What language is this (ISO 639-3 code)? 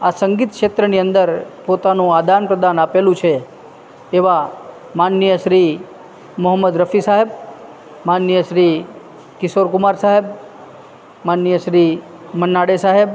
guj